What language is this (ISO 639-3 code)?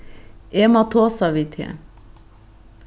fao